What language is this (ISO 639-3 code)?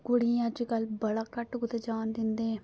doi